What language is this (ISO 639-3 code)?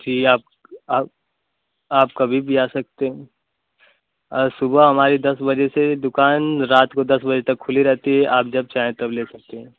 hin